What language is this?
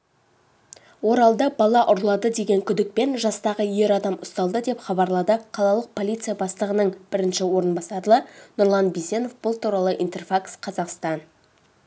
Kazakh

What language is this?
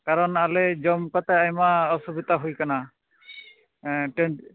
Santali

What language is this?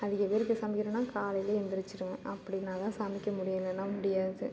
Tamil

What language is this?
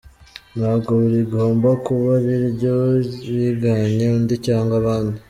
Kinyarwanda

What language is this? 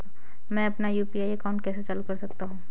Hindi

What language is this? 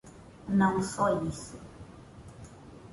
Portuguese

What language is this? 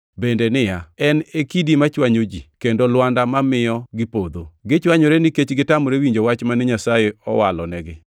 Luo (Kenya and Tanzania)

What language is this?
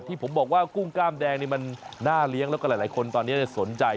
Thai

